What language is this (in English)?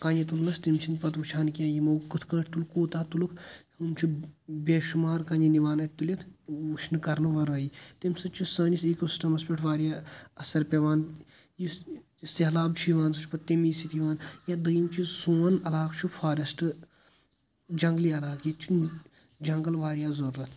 Kashmiri